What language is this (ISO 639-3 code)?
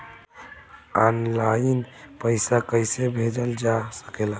bho